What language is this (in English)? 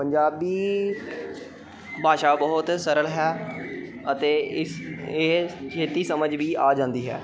Punjabi